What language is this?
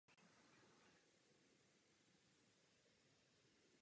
Czech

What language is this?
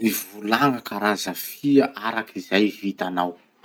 Masikoro Malagasy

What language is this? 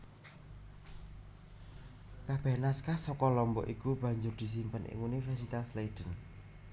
Javanese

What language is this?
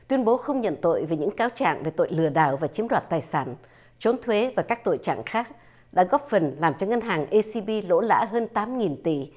Vietnamese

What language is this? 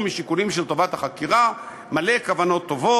Hebrew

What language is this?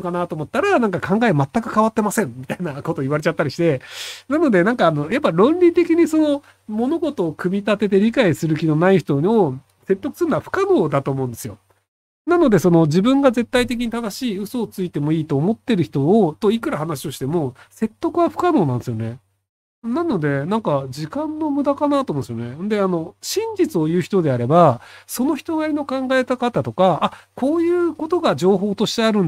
Japanese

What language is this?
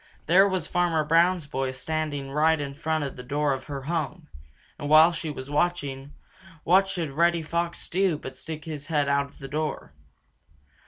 English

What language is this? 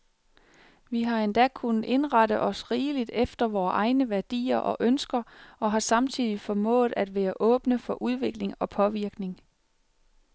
Danish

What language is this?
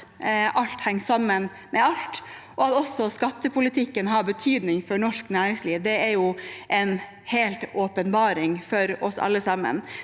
Norwegian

